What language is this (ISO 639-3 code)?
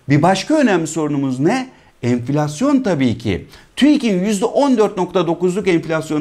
tur